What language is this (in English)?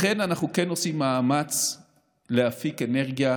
Hebrew